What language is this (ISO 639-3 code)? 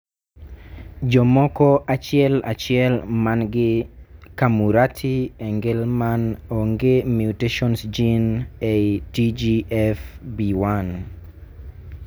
luo